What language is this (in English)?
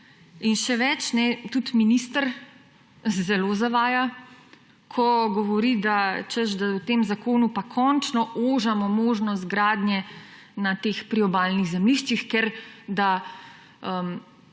Slovenian